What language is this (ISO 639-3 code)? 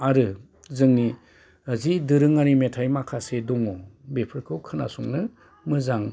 brx